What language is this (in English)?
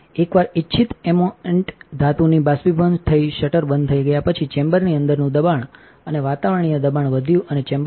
Gujarati